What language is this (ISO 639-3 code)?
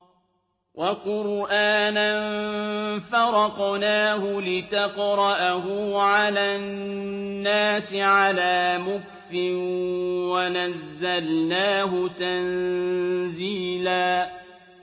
ara